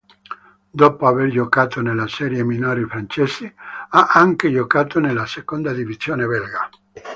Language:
Italian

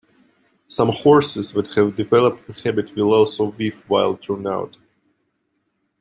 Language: English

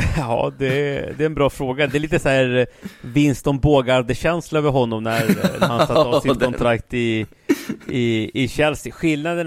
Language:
Swedish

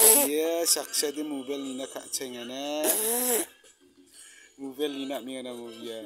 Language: Arabic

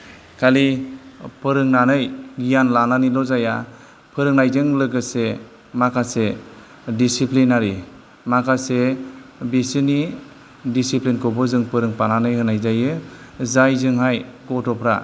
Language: Bodo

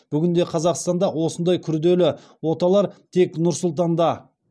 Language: Kazakh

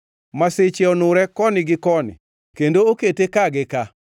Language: Luo (Kenya and Tanzania)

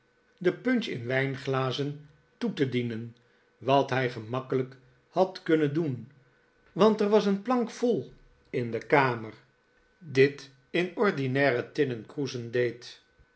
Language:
Dutch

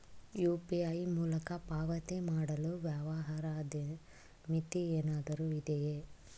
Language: Kannada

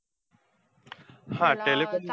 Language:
Marathi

